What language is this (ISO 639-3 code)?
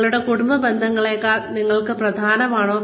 mal